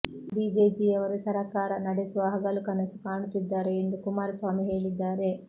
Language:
Kannada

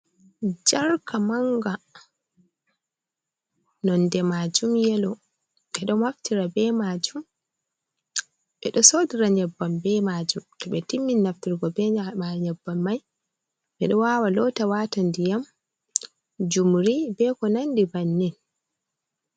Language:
Fula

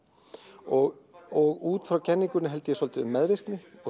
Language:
Icelandic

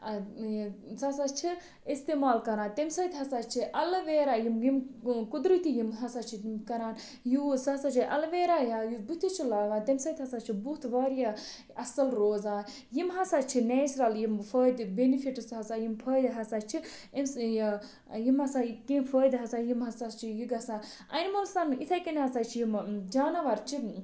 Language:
Kashmiri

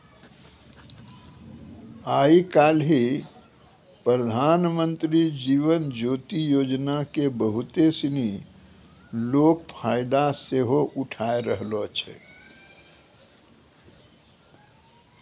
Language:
Maithili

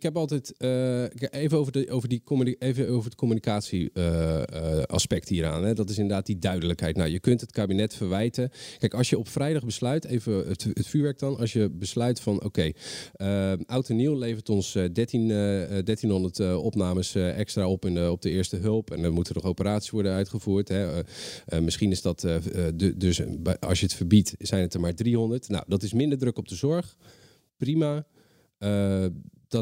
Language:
Dutch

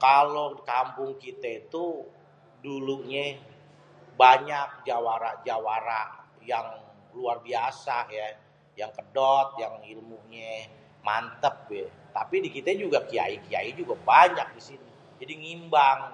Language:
Betawi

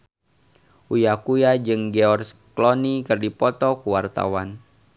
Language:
Sundanese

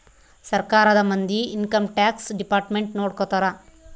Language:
Kannada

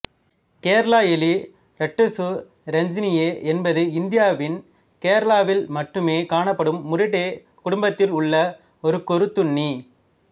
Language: Tamil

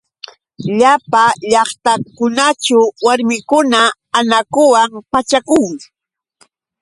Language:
Yauyos Quechua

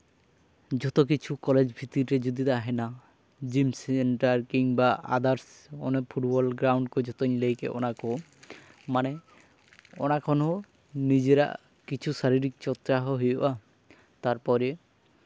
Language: Santali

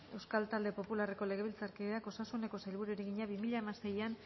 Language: Basque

